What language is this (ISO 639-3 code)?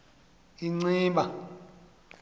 xho